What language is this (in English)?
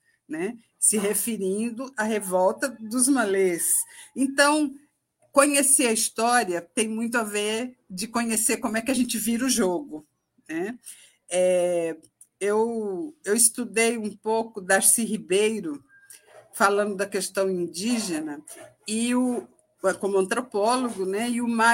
Portuguese